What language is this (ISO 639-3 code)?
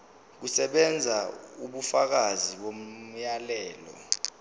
zul